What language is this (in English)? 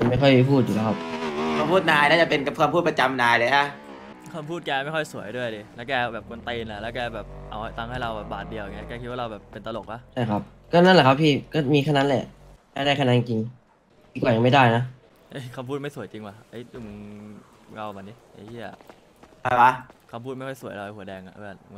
Thai